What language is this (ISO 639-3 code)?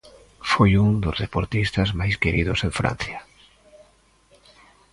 glg